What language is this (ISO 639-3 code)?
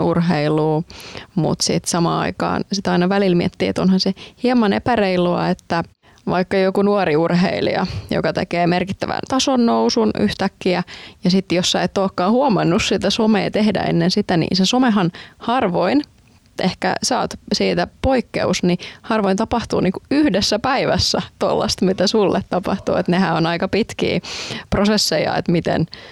fin